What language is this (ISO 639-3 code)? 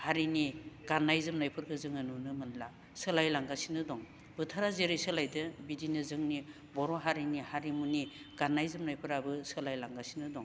brx